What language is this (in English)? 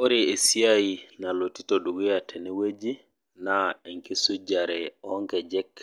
Masai